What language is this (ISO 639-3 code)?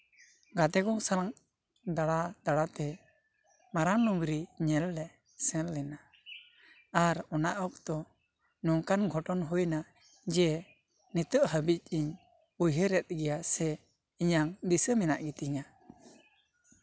sat